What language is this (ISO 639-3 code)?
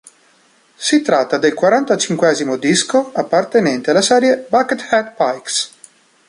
ita